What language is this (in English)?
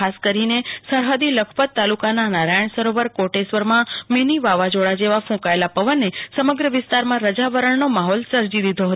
Gujarati